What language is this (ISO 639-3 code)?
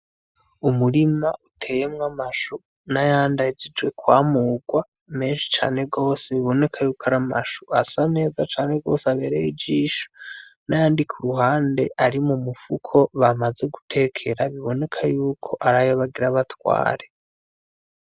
run